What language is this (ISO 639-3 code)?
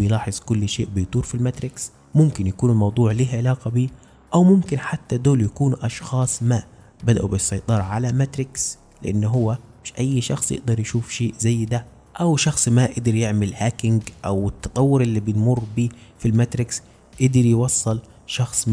ara